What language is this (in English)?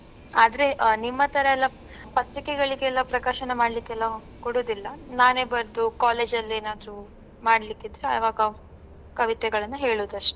Kannada